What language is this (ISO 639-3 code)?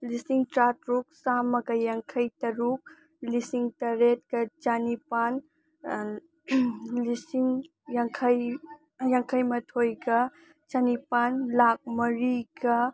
mni